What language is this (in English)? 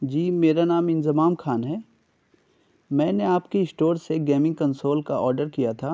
Urdu